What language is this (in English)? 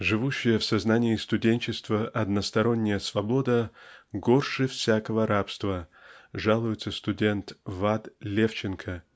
Russian